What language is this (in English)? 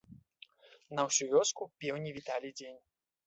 Belarusian